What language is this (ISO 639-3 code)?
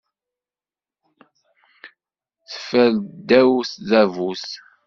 kab